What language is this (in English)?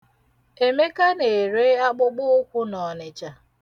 Igbo